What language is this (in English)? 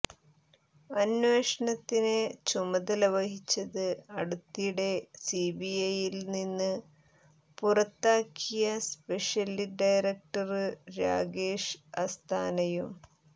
Malayalam